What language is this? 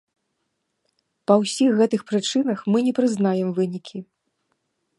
Belarusian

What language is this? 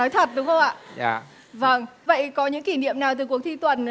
Vietnamese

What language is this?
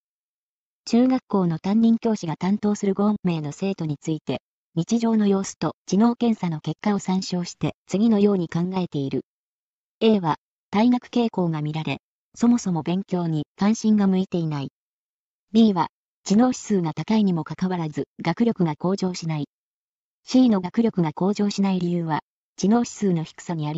Japanese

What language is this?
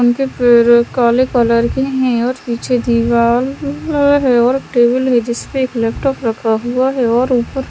Hindi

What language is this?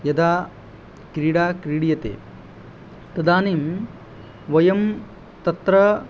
Sanskrit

